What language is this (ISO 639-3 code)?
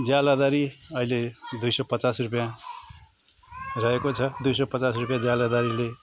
nep